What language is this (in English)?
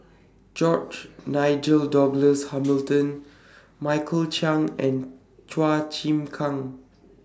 English